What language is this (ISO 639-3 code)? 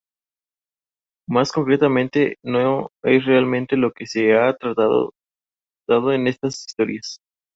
spa